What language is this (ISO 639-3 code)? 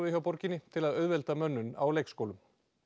isl